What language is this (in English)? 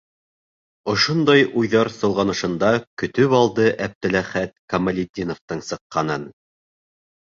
Bashkir